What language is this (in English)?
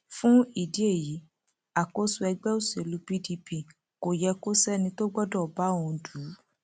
Yoruba